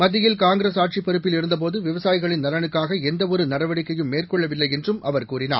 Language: Tamil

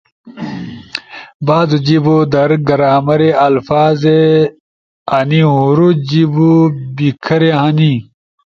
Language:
Ushojo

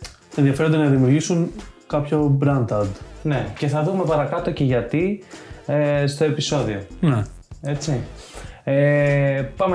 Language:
Greek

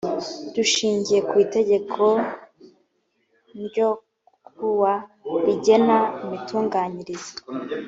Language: Kinyarwanda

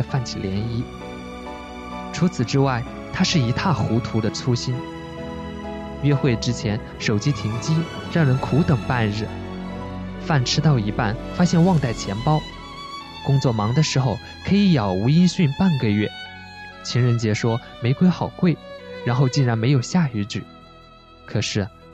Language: Chinese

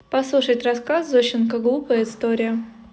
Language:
Russian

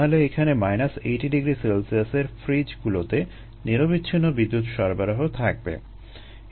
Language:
Bangla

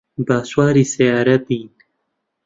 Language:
Central Kurdish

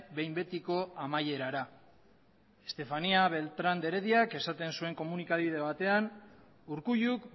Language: Basque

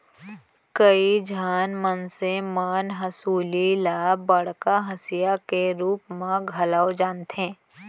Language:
Chhattisgarhi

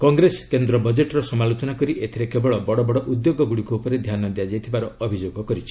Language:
Odia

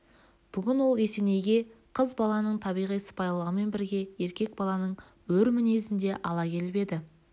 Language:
Kazakh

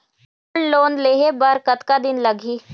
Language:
Chhattisgarhi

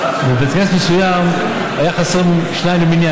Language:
Hebrew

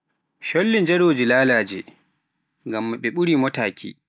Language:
Pular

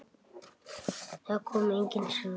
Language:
Icelandic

